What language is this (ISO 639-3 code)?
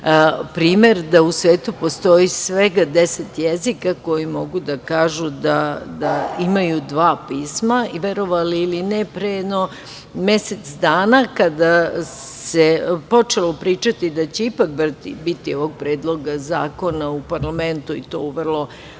srp